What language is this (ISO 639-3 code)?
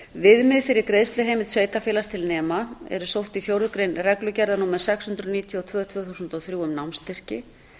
isl